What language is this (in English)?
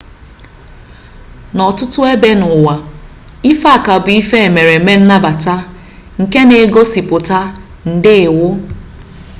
Igbo